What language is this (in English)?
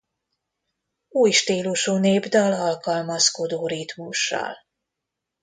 Hungarian